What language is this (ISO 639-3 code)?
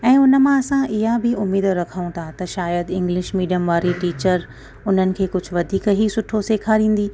snd